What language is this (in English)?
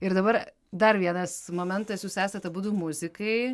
Lithuanian